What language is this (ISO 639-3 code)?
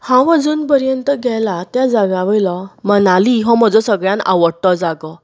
kok